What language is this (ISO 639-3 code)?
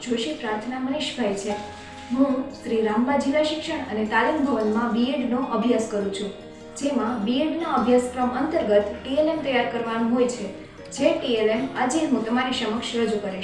guj